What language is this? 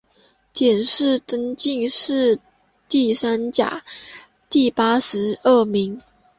Chinese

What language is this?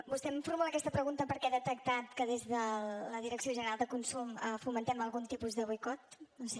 Catalan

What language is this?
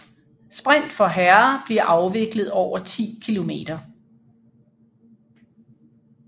Danish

